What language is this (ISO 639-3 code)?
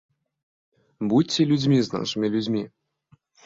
bel